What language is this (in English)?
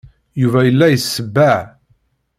Kabyle